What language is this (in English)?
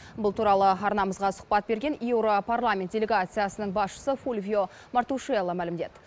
Kazakh